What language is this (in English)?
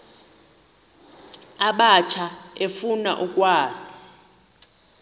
Xhosa